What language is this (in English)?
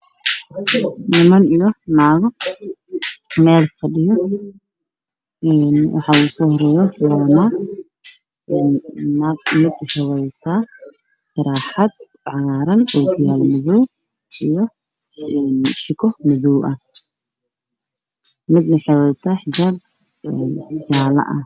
Somali